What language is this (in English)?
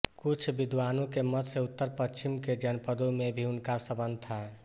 Hindi